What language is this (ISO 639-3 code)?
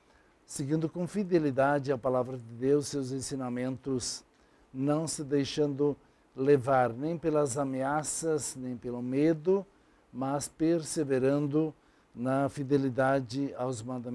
por